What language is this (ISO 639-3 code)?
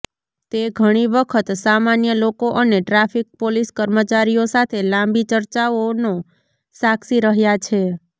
guj